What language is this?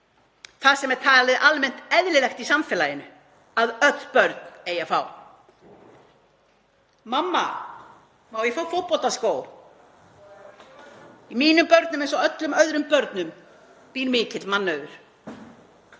Icelandic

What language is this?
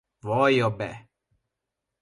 Hungarian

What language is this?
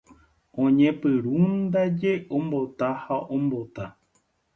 Guarani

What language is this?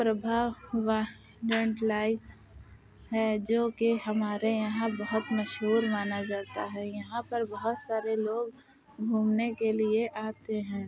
Urdu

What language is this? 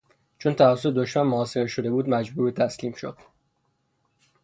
Persian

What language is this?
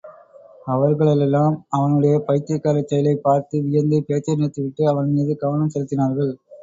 Tamil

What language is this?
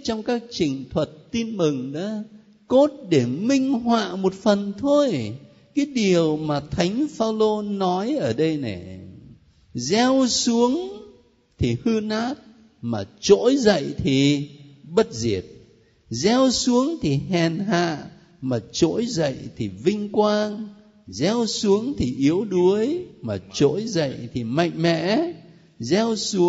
Vietnamese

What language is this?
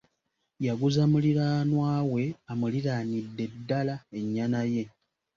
Ganda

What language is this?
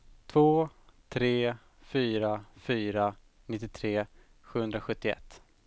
Swedish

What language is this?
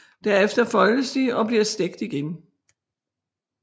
Danish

